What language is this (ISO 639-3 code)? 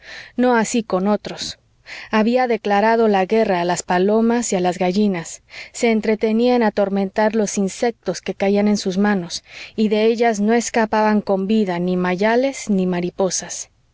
spa